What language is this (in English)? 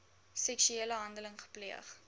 Afrikaans